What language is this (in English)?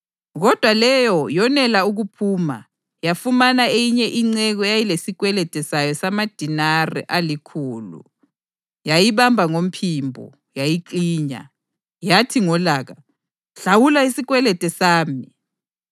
North Ndebele